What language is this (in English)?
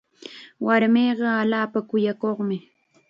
Chiquián Ancash Quechua